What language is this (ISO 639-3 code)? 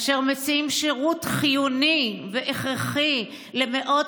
heb